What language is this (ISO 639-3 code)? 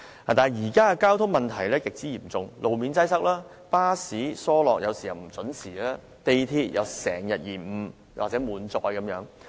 yue